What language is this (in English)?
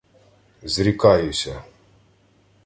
Ukrainian